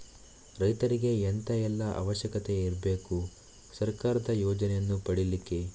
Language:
Kannada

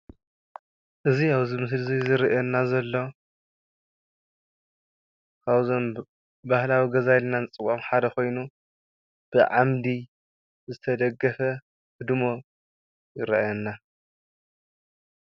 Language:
Tigrinya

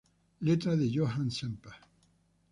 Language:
Spanish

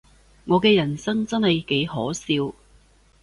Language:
Cantonese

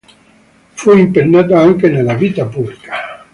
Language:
Italian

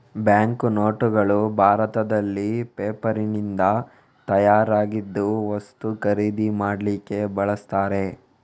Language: Kannada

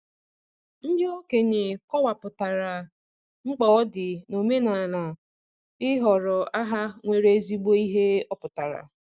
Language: Igbo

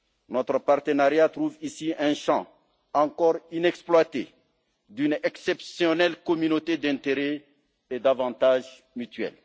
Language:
French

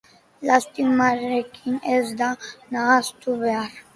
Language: Basque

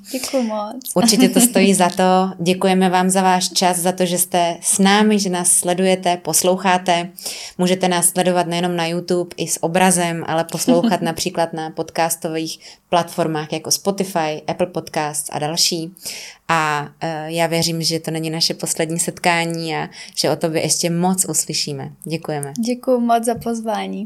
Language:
Czech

